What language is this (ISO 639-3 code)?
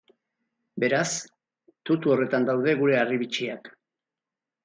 eus